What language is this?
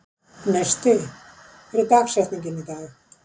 Icelandic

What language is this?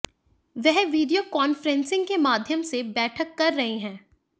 Hindi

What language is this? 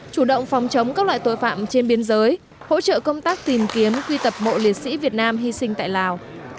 Vietnamese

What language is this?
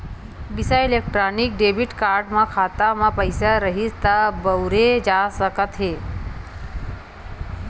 Chhattisgarhi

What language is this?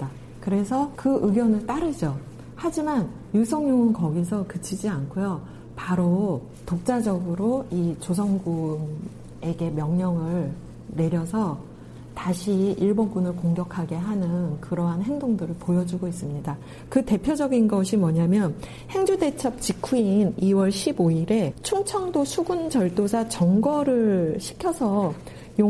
Korean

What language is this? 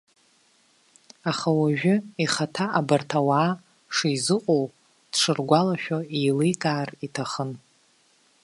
Abkhazian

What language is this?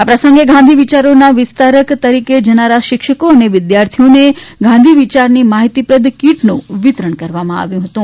Gujarati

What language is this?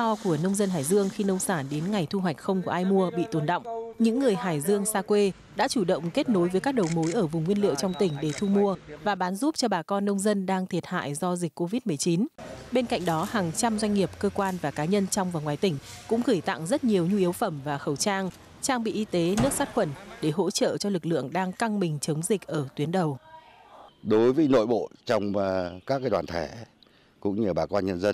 Vietnamese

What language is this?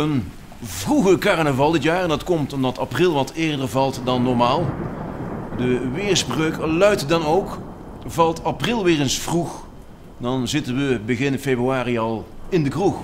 Dutch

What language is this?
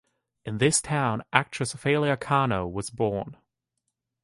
English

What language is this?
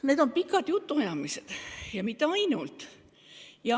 Estonian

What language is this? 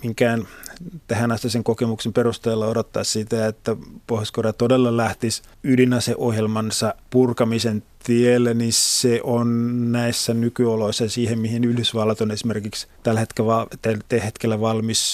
Finnish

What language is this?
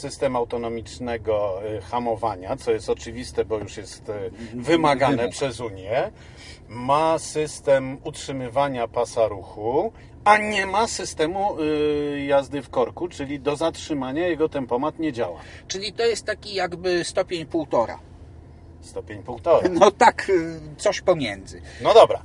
Polish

